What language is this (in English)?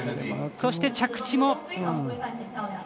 Japanese